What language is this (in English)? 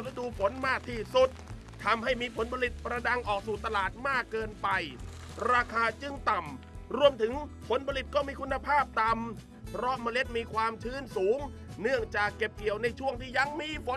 Thai